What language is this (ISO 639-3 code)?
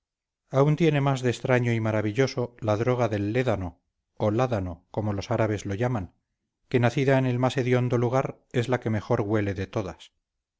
spa